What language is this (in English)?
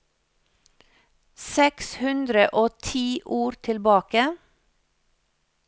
Norwegian